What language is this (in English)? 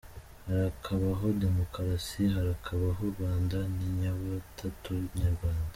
Kinyarwanda